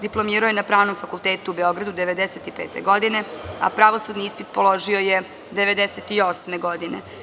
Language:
Serbian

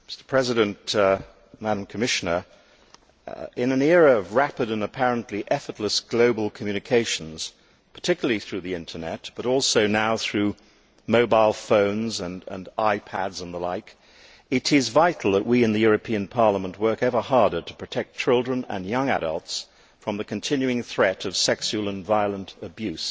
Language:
English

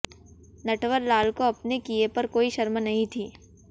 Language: Hindi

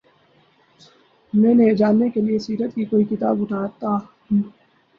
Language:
Urdu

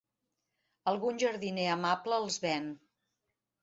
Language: Catalan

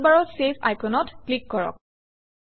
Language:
Assamese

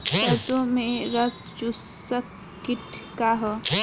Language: Bhojpuri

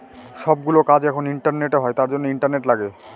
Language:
Bangla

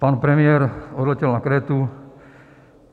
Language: Czech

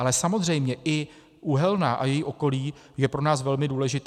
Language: Czech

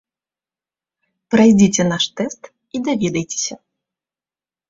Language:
Belarusian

